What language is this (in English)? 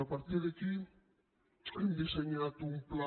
Catalan